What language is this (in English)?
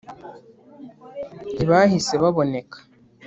Kinyarwanda